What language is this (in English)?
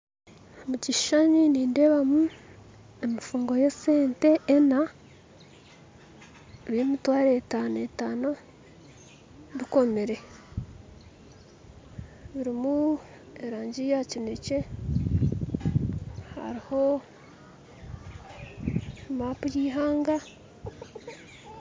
Nyankole